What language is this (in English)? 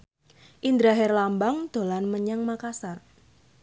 Javanese